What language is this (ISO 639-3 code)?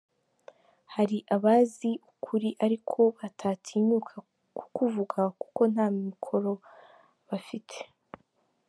kin